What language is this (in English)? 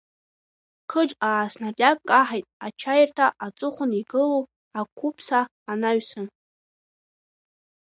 Abkhazian